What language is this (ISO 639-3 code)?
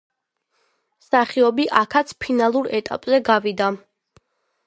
kat